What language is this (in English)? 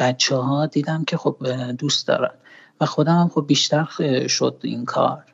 Persian